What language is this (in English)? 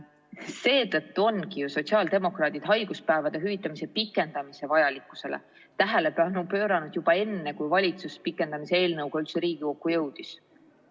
Estonian